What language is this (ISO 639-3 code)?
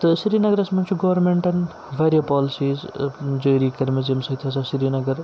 kas